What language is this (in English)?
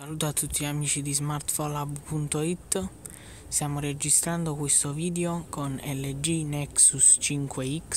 Italian